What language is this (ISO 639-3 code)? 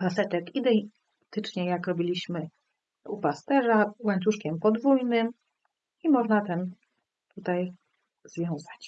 pol